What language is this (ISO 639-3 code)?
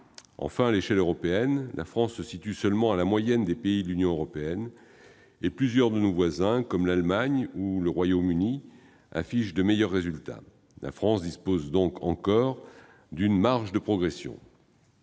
fra